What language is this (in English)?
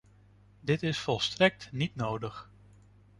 Dutch